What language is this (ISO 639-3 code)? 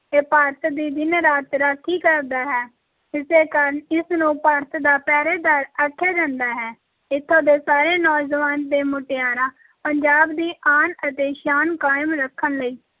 pan